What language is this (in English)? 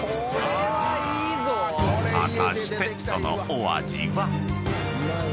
Japanese